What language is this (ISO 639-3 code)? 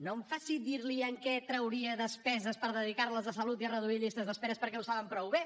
cat